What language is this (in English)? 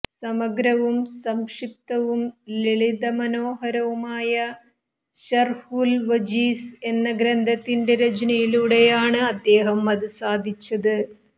Malayalam